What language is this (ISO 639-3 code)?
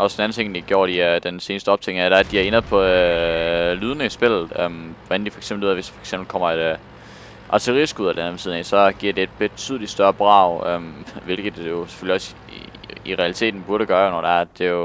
dan